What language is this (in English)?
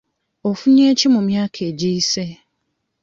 Ganda